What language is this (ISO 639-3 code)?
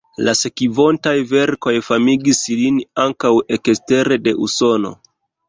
epo